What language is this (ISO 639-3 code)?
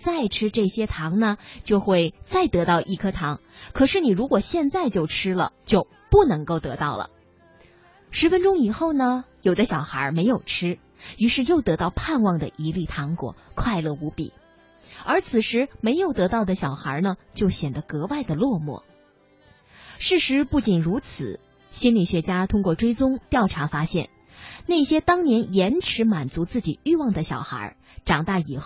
zho